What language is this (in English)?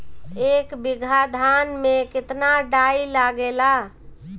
Bhojpuri